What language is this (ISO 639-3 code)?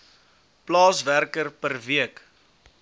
afr